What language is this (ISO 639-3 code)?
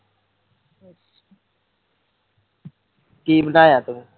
pan